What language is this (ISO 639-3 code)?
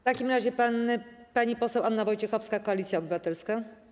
pol